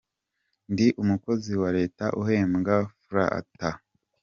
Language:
Kinyarwanda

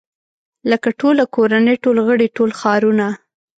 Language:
Pashto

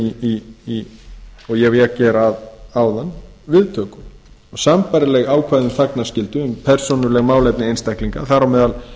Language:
Icelandic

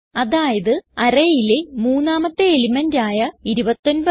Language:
Malayalam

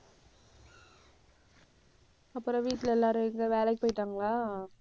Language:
Tamil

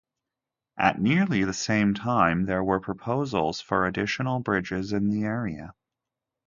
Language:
English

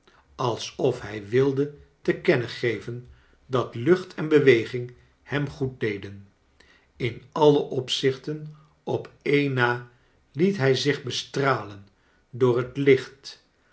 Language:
Dutch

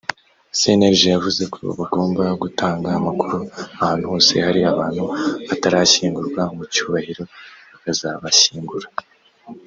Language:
Kinyarwanda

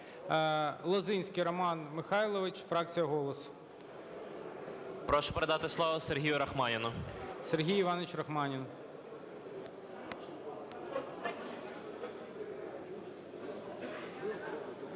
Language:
Ukrainian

